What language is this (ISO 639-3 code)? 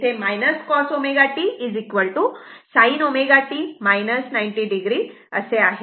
mar